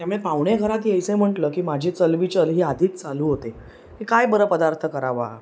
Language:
Marathi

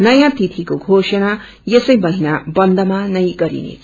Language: Nepali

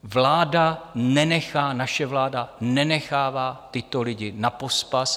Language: Czech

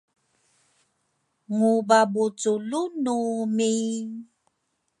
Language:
Rukai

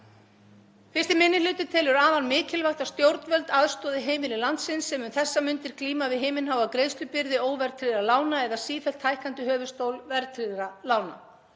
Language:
Icelandic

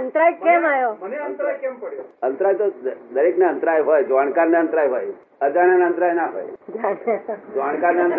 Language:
Gujarati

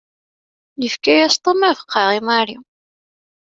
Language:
Kabyle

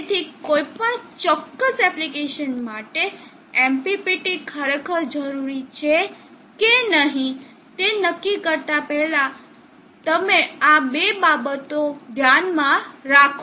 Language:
Gujarati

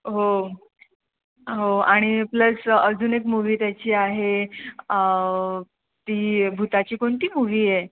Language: Marathi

